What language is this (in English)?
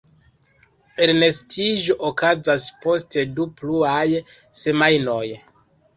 Esperanto